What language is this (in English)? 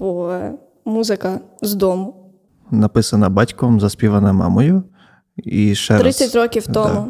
Ukrainian